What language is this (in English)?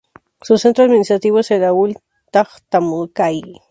Spanish